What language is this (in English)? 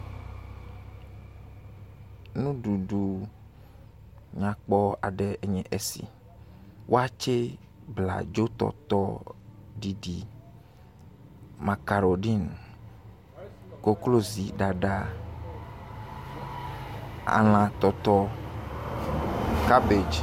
Ewe